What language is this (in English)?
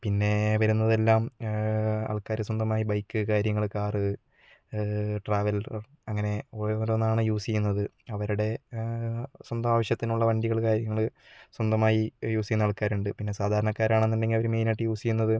Malayalam